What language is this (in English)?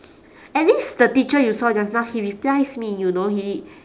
English